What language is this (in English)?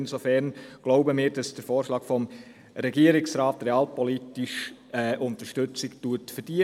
Swiss German